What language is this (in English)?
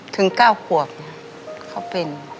Thai